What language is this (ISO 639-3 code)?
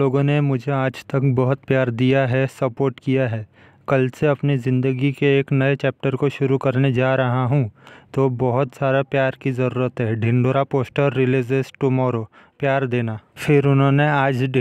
hin